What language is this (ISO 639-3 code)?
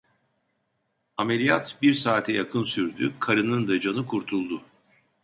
tur